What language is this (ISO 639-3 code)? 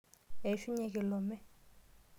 mas